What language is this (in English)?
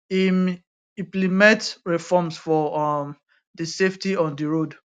Nigerian Pidgin